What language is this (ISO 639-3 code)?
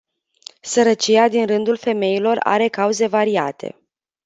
ron